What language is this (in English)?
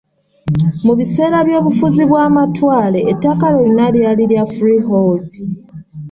Ganda